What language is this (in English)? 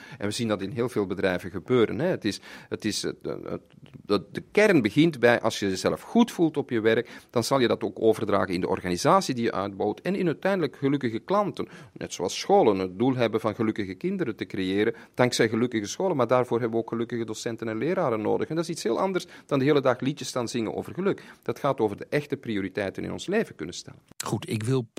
Dutch